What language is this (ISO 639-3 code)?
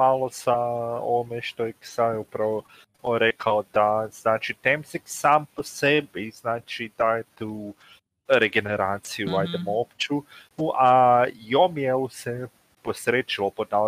hrv